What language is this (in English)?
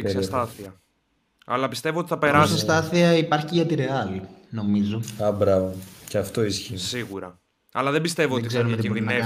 Greek